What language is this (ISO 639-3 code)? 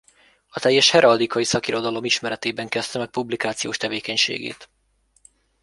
hun